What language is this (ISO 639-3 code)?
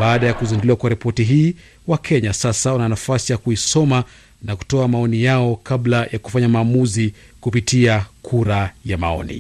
swa